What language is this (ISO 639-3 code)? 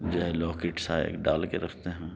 urd